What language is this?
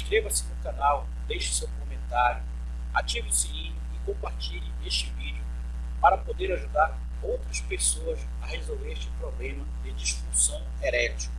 Portuguese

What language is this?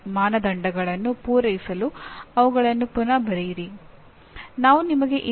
Kannada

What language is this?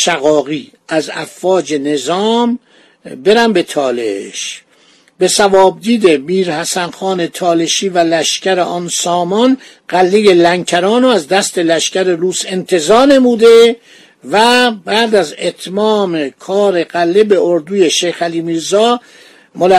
Persian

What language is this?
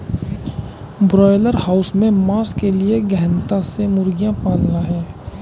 Hindi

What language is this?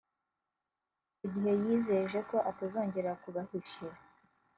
Kinyarwanda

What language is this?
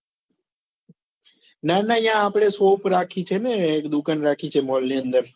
Gujarati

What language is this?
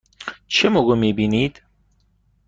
Persian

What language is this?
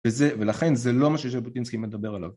Hebrew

